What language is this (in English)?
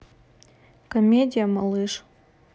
Russian